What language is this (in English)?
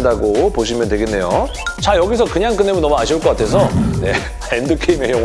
Korean